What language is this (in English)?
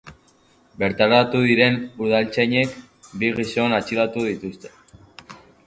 Basque